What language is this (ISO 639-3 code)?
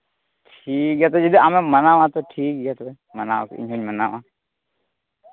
sat